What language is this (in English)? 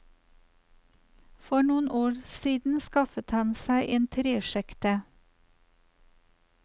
Norwegian